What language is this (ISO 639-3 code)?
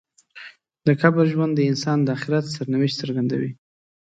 pus